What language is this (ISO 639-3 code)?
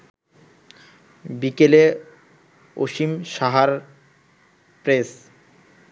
ben